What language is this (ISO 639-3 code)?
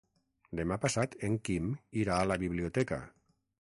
cat